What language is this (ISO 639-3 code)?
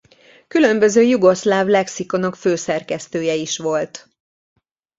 hun